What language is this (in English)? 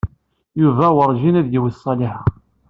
Kabyle